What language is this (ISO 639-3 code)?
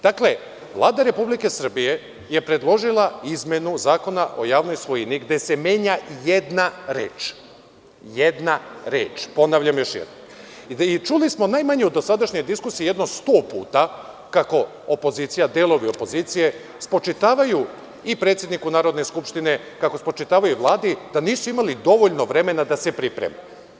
srp